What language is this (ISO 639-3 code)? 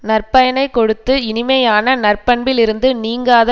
tam